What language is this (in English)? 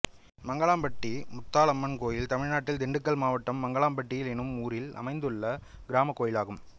Tamil